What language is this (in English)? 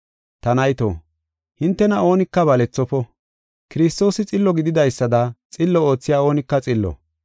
Gofa